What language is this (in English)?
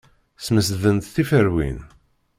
Kabyle